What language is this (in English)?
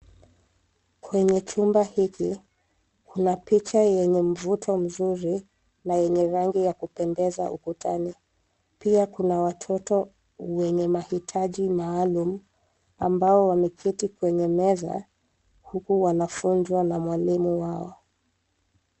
Swahili